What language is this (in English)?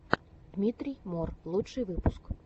Russian